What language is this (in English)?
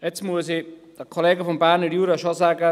Swiss German